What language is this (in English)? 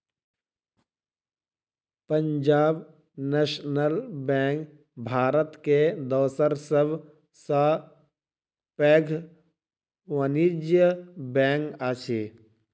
Maithili